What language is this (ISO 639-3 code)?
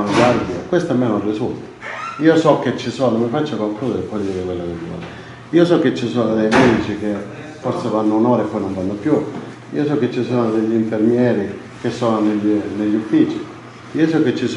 ita